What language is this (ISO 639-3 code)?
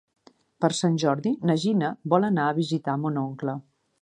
cat